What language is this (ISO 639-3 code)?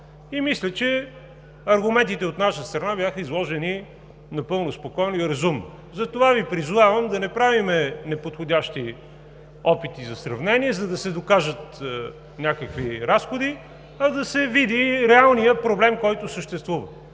bul